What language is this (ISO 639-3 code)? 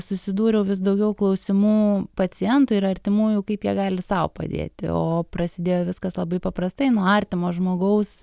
lit